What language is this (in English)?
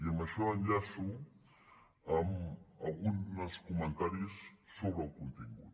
Catalan